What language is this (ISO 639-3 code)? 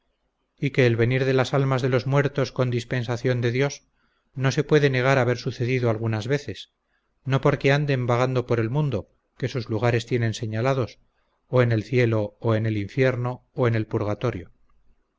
spa